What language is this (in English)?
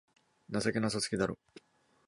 Japanese